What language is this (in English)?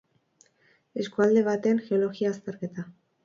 Basque